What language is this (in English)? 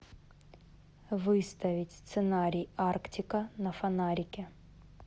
Russian